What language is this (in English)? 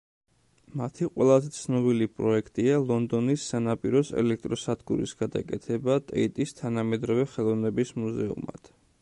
Georgian